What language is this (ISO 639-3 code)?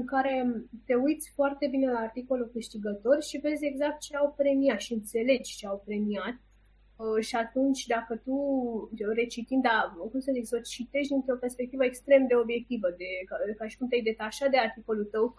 ron